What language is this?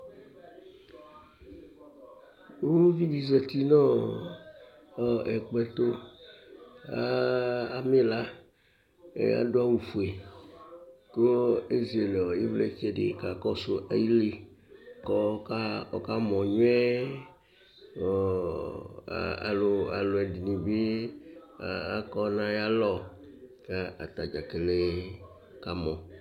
Ikposo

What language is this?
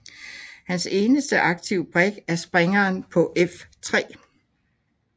Danish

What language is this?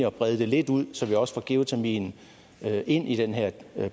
Danish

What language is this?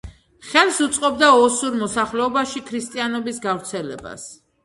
Georgian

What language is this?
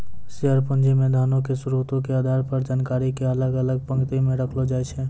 Maithili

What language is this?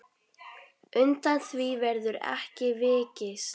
Icelandic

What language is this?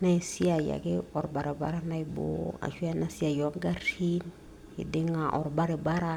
Masai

